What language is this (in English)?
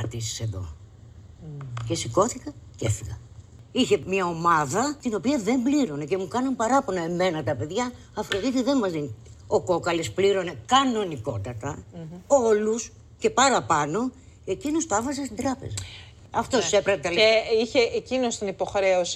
Greek